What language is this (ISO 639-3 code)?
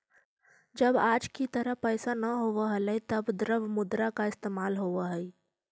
mag